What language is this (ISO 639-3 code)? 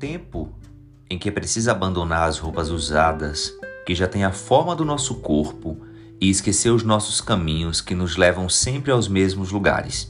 por